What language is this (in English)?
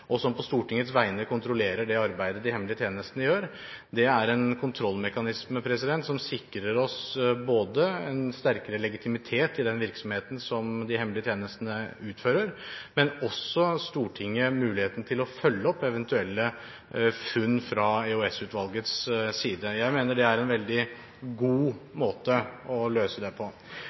Norwegian Bokmål